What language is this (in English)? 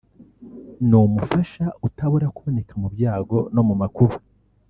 Kinyarwanda